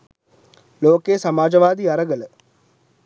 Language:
Sinhala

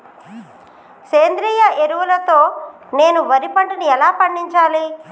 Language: Telugu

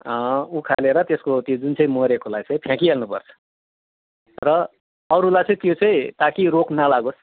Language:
Nepali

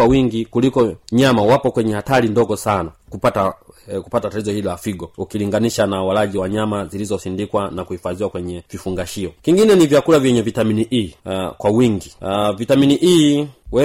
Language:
Swahili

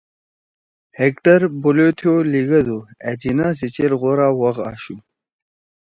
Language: Torwali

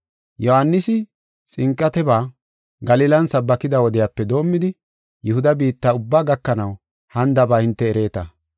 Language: Gofa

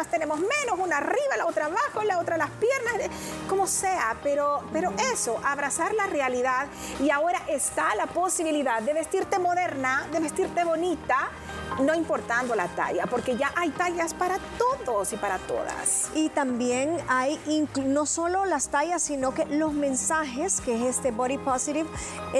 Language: Spanish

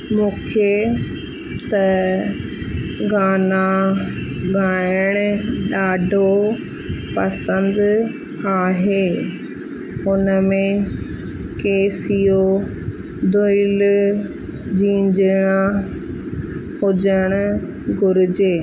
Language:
Sindhi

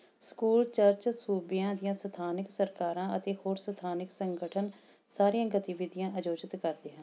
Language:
Punjabi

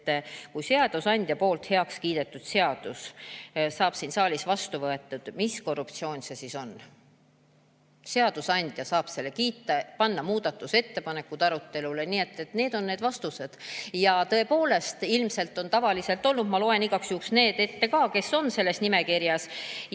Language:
Estonian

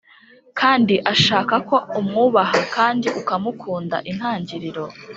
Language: Kinyarwanda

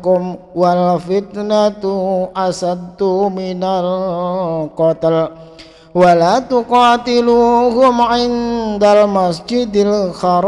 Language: Indonesian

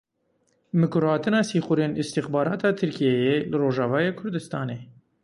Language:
Kurdish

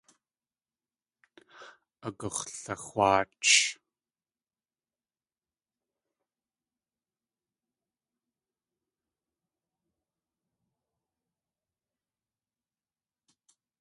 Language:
Tlingit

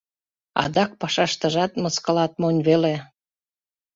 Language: Mari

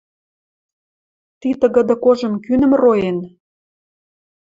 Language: Western Mari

